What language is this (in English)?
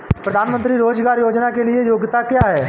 Hindi